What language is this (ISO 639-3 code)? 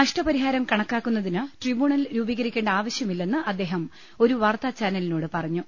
mal